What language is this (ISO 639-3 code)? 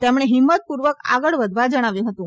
guj